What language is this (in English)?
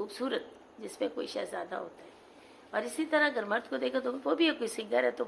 Urdu